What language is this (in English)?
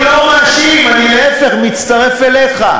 Hebrew